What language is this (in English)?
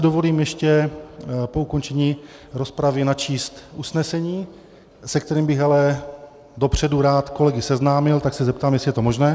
Czech